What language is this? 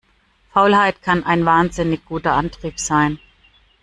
German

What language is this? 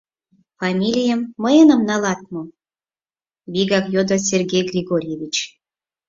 Mari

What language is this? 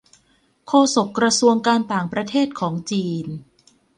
Thai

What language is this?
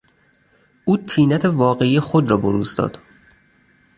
Persian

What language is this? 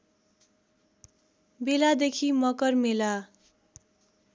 Nepali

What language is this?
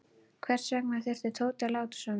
Icelandic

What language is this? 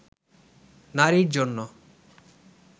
Bangla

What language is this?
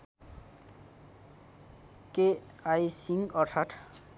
Nepali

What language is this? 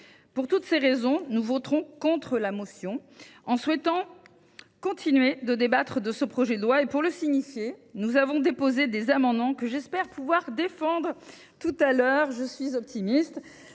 French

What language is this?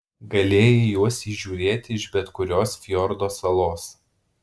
Lithuanian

